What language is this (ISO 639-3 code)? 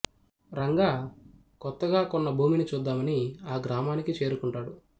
tel